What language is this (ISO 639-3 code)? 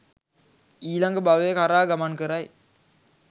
sin